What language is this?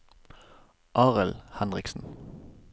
Norwegian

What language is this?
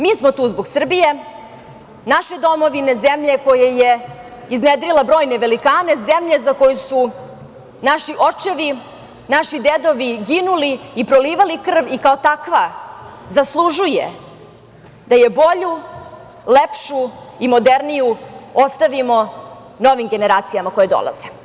Serbian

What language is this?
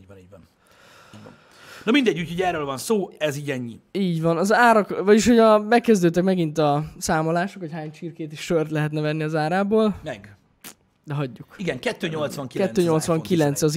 Hungarian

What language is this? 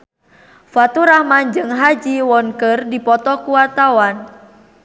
Sundanese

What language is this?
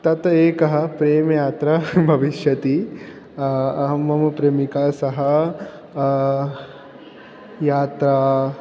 Sanskrit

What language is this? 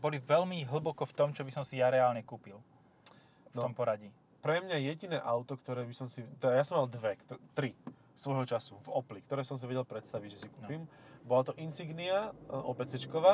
Slovak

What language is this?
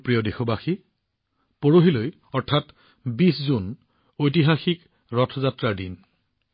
Assamese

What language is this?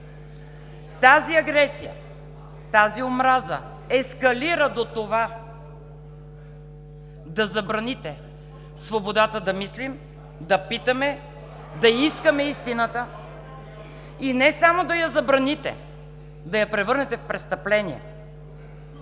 Bulgarian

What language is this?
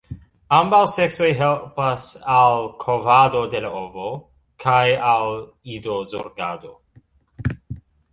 Esperanto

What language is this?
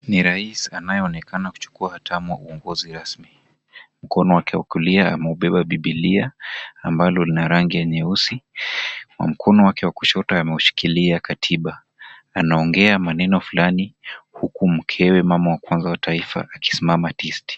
Swahili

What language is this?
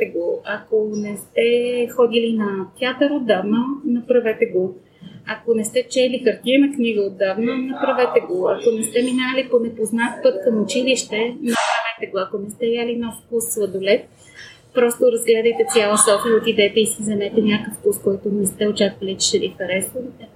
Bulgarian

